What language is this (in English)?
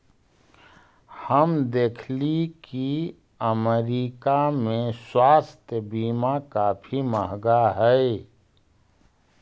Magahi